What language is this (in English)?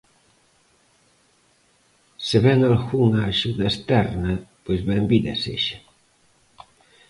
Galician